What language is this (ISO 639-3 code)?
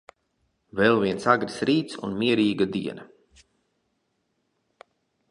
lav